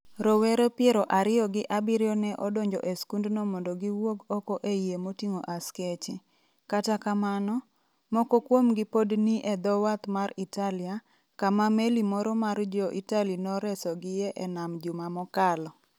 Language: Luo (Kenya and Tanzania)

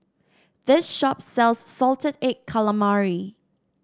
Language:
English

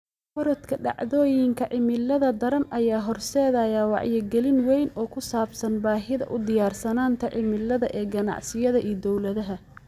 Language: Somali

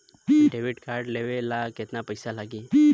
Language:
Bhojpuri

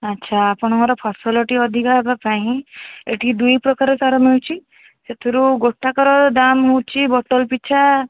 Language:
Odia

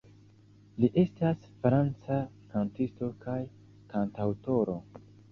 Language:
Esperanto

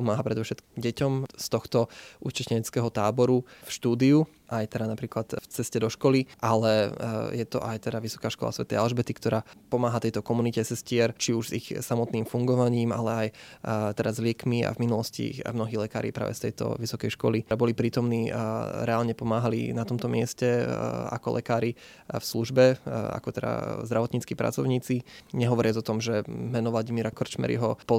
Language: Slovak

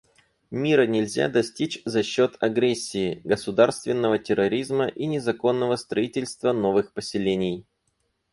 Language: Russian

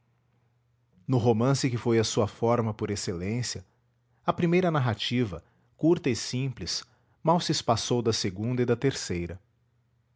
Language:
Portuguese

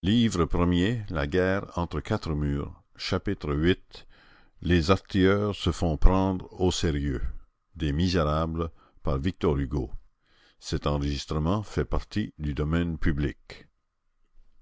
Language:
French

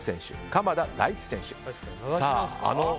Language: Japanese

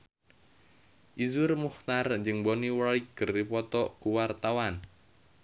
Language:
Sundanese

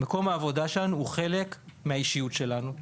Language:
Hebrew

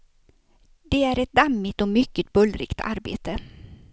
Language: Swedish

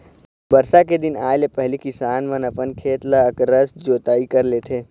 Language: Chhattisgarhi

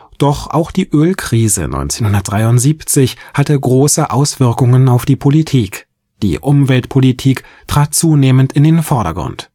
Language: German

